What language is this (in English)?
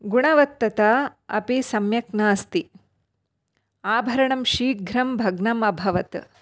Sanskrit